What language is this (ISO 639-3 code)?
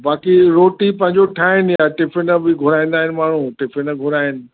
snd